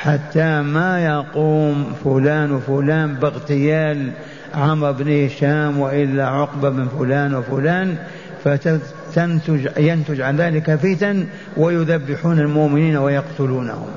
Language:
Arabic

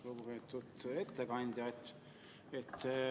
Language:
Estonian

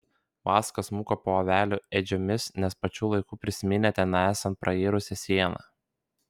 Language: Lithuanian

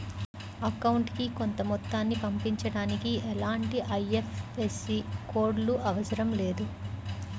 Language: Telugu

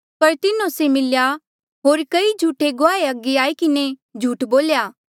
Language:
Mandeali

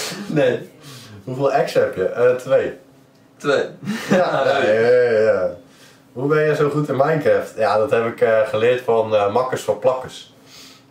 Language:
Dutch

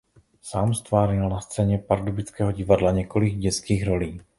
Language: Czech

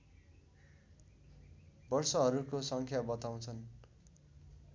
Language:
Nepali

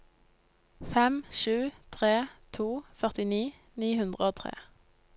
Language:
Norwegian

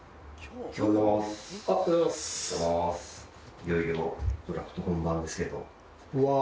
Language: Japanese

